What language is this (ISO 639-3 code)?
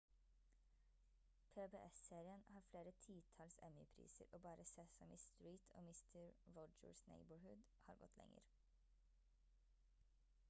nob